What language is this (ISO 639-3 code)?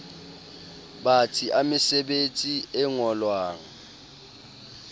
sot